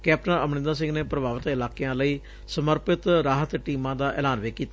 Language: Punjabi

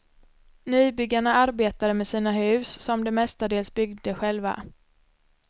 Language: Swedish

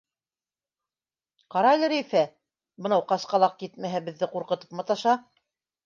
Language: Bashkir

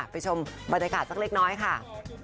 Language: Thai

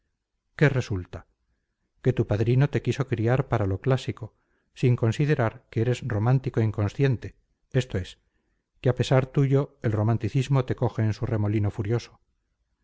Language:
Spanish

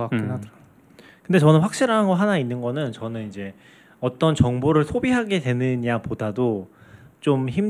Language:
Korean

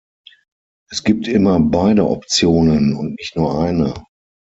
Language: German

